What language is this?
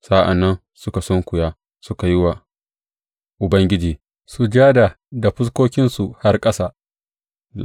Hausa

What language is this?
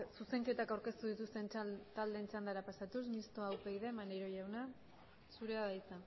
Basque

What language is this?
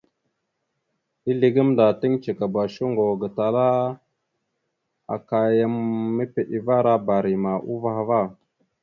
Mada (Cameroon)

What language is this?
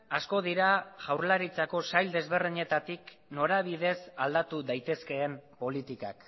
Basque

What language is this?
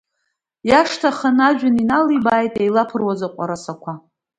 Abkhazian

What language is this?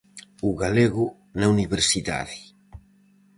Galician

